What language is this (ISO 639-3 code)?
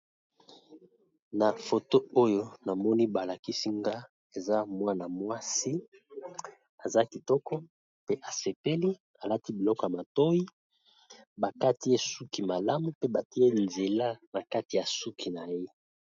lin